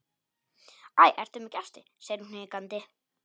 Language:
Icelandic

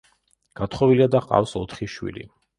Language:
Georgian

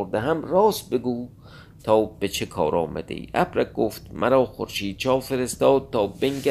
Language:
Persian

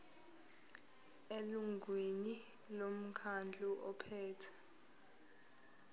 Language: Zulu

